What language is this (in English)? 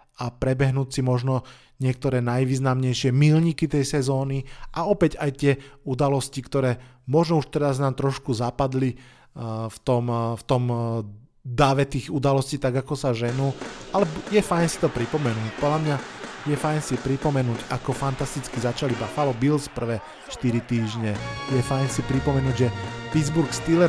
Slovak